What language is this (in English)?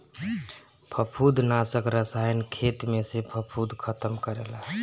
Bhojpuri